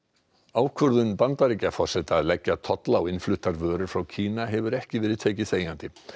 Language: Icelandic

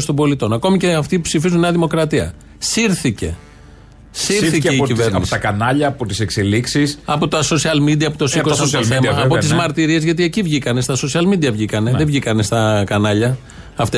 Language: Greek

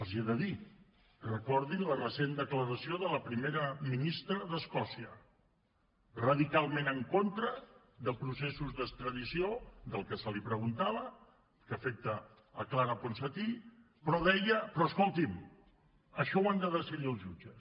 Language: Catalan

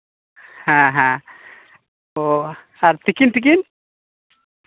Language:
Santali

